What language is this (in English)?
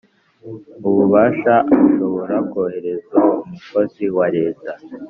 Kinyarwanda